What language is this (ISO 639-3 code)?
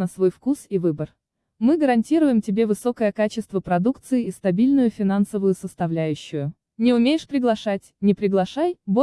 rus